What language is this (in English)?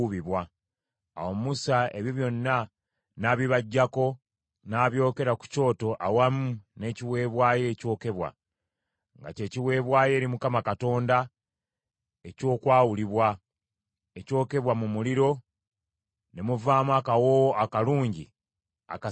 Ganda